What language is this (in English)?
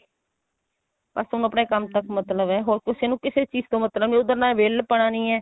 Punjabi